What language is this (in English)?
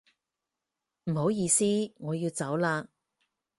Cantonese